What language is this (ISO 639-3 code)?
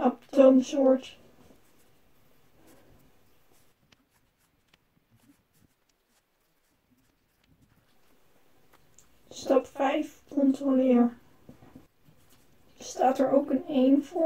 nld